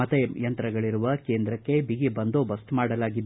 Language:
Kannada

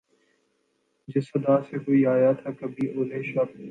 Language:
Urdu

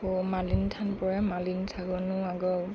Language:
Assamese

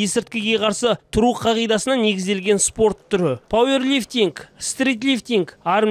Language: Russian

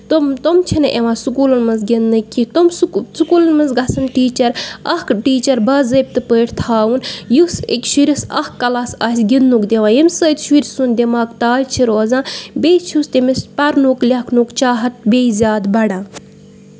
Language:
Kashmiri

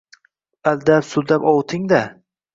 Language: Uzbek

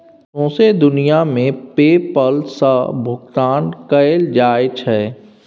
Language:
Maithili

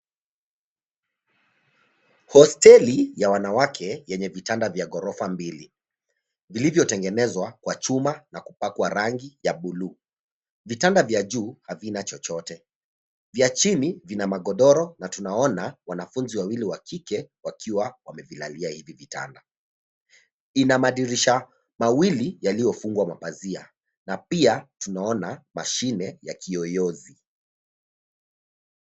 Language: Swahili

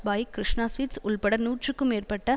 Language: Tamil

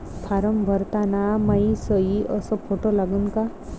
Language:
Marathi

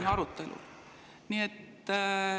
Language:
Estonian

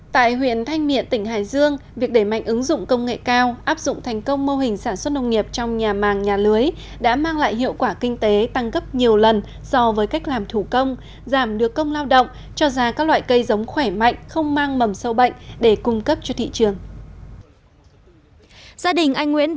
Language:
Vietnamese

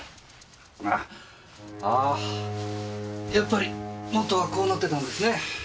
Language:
Japanese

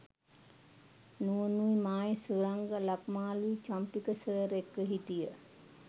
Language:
Sinhala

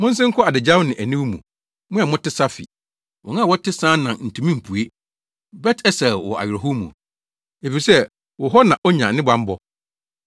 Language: Akan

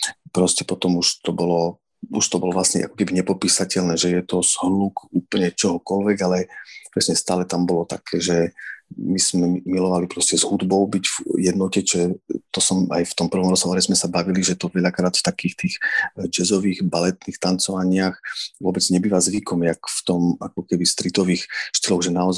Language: Slovak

